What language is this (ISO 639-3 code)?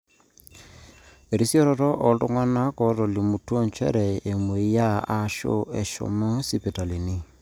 mas